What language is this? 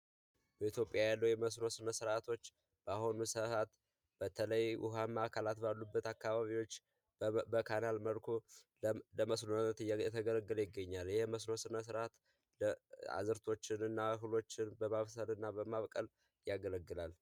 Amharic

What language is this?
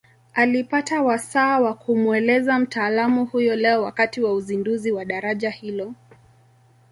Swahili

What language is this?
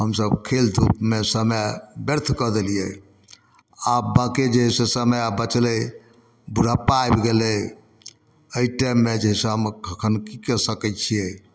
Maithili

